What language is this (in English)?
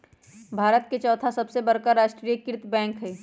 Magahi